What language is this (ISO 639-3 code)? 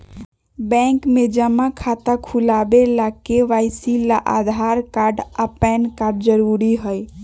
mag